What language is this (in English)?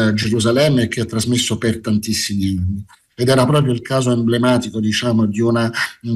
Italian